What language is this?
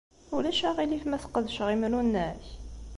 Kabyle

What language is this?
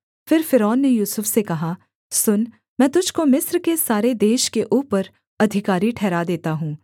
Hindi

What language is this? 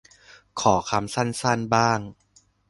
Thai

